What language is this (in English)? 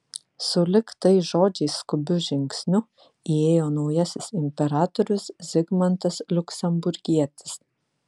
Lithuanian